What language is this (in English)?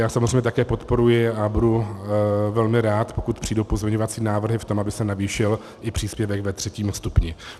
Czech